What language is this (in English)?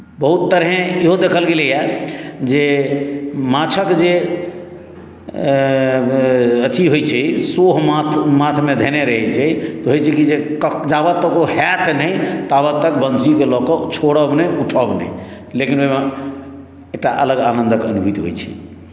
Maithili